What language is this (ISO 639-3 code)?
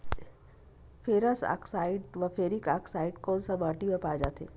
hne